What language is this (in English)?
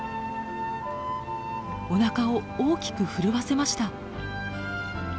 Japanese